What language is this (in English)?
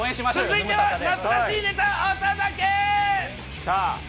Japanese